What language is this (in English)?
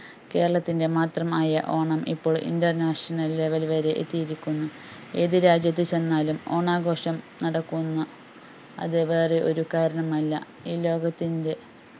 Malayalam